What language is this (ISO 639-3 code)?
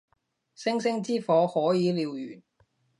yue